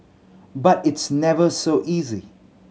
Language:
English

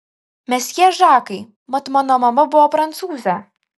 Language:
Lithuanian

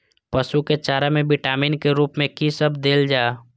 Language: Maithili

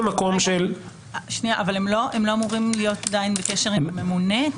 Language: Hebrew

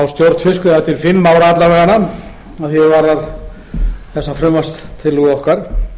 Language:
Icelandic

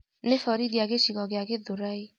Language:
Kikuyu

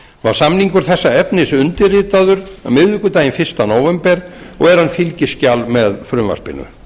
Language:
Icelandic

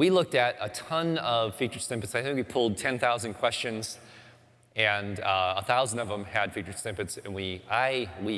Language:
English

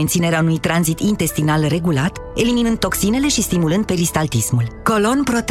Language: Romanian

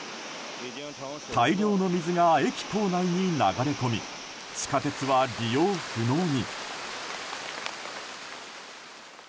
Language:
Japanese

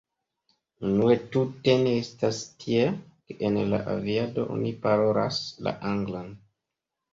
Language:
Esperanto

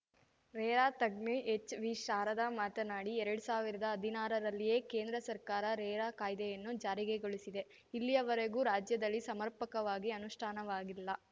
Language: Kannada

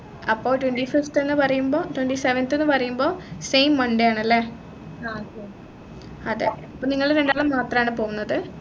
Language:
Malayalam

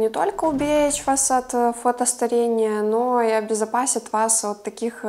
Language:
Russian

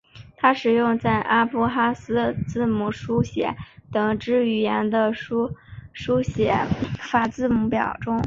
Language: Chinese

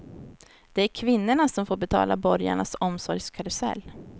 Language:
Swedish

